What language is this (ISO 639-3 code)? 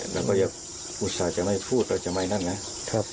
tha